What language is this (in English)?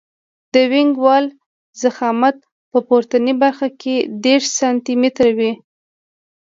Pashto